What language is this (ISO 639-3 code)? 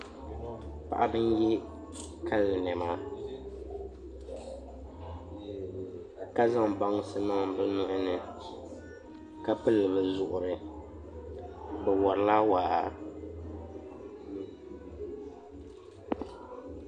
dag